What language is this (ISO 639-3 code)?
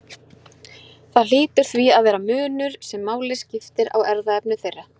isl